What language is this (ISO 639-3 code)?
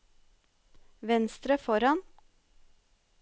nor